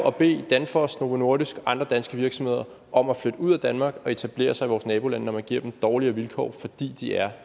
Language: Danish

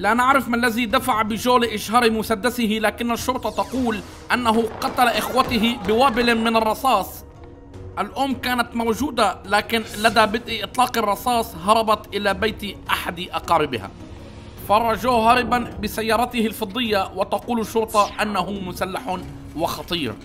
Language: Arabic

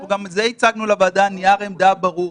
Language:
Hebrew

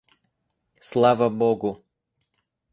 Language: Russian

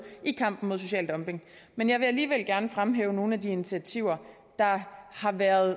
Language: Danish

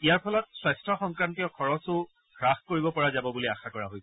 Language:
Assamese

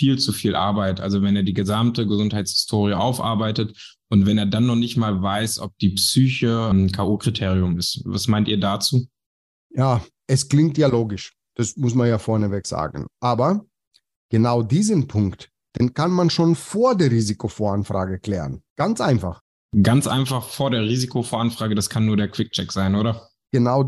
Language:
German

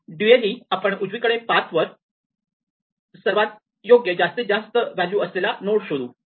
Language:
Marathi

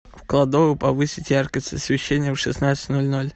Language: Russian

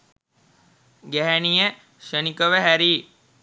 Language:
Sinhala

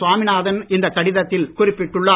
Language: Tamil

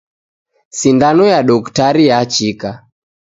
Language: Taita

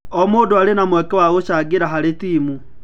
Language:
Kikuyu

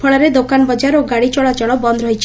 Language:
Odia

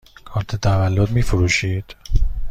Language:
Persian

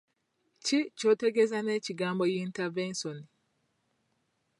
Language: Ganda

